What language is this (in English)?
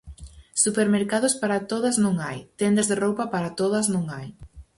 Galician